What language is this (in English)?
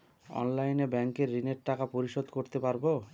Bangla